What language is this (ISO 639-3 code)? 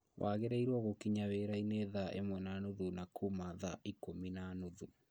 kik